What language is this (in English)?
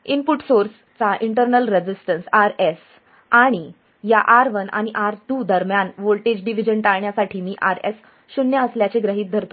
Marathi